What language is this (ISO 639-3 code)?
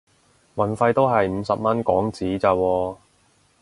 yue